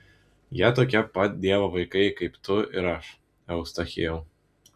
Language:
Lithuanian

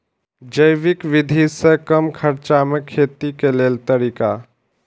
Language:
Maithili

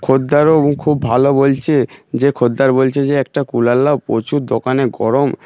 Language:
Bangla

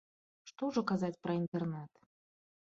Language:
Belarusian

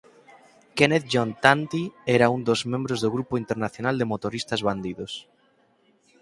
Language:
Galician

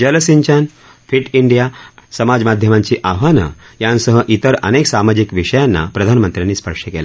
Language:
Marathi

